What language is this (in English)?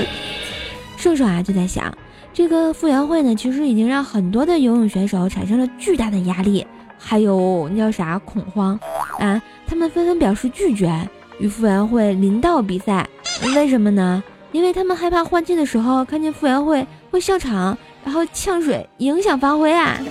Chinese